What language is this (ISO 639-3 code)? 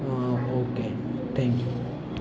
guj